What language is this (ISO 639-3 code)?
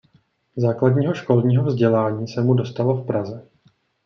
ces